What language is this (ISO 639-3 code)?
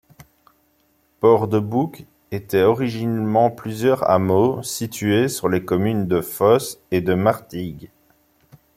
fra